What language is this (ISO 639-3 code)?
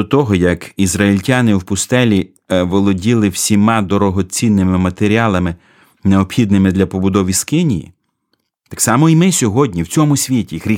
ukr